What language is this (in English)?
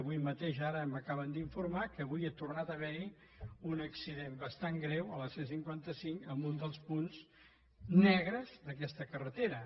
Catalan